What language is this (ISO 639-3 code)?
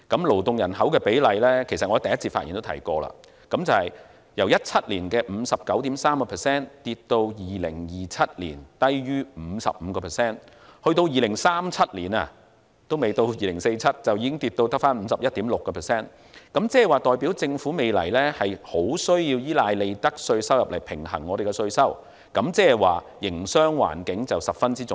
yue